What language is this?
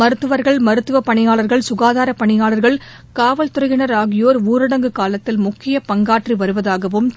Tamil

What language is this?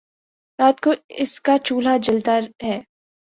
Urdu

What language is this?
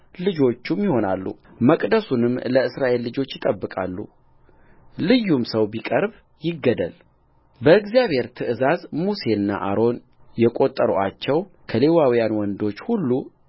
Amharic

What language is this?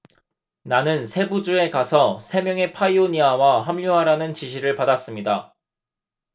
Korean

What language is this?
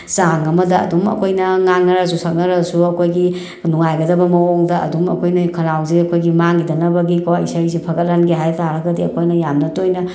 Manipuri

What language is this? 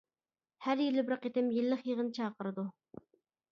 Uyghur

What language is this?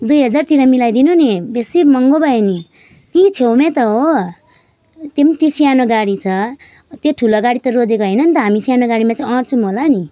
Nepali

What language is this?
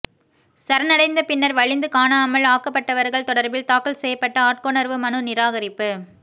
Tamil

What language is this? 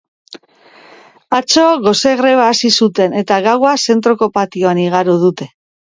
Basque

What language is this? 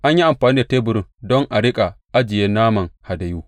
Hausa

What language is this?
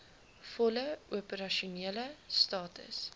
Afrikaans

